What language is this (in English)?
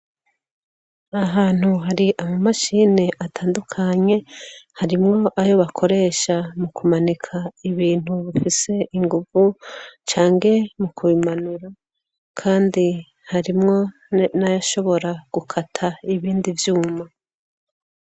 Rundi